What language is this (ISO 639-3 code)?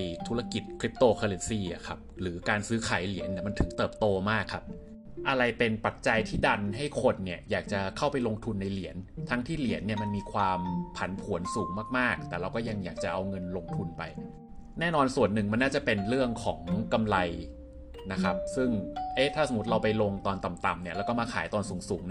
tha